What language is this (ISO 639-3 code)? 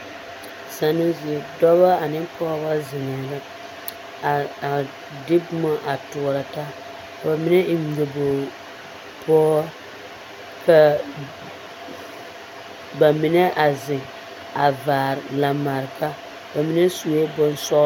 dga